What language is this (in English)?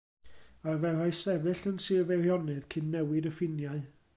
Welsh